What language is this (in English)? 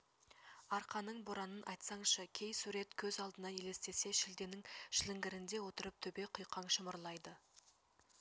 Kazakh